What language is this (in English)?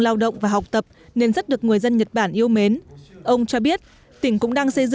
Vietnamese